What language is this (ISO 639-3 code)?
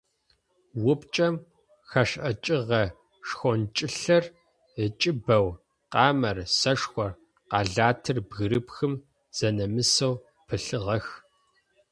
ady